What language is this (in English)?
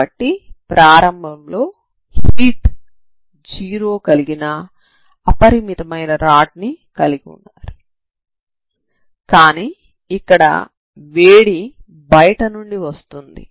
Telugu